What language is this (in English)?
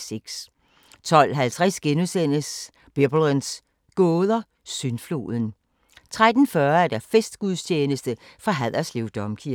Danish